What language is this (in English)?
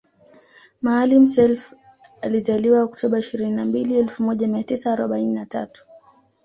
Swahili